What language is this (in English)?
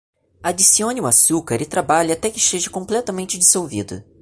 Portuguese